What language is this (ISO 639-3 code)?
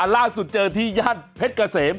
tha